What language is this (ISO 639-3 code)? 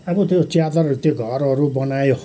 nep